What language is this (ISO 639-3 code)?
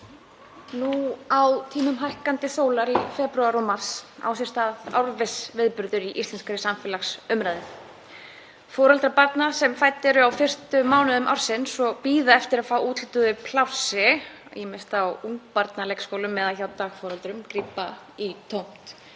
isl